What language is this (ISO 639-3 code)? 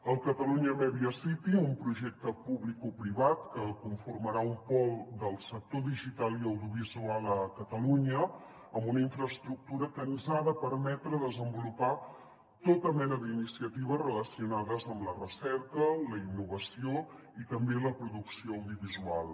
cat